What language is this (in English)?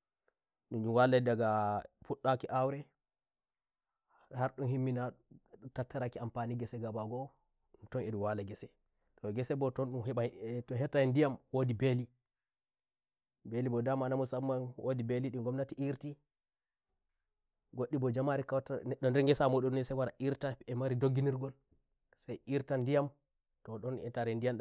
Nigerian Fulfulde